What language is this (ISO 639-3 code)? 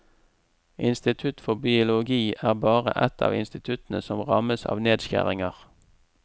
nor